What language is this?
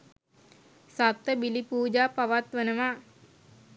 Sinhala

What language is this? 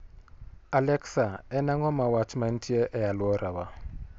Luo (Kenya and Tanzania)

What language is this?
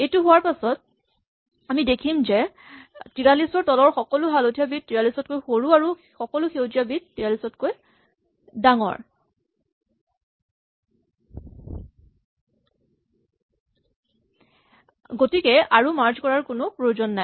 Assamese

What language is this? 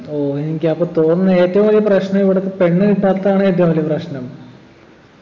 Malayalam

